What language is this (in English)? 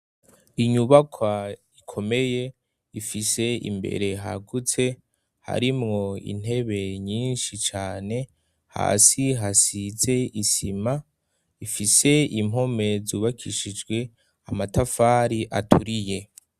Rundi